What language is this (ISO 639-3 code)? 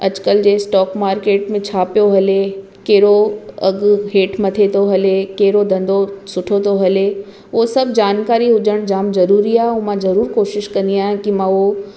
snd